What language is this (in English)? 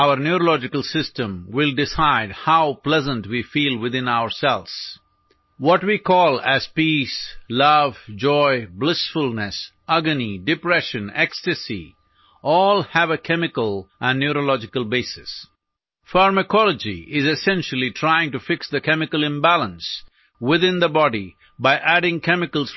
Malayalam